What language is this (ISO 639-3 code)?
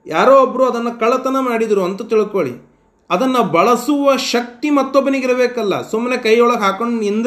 kan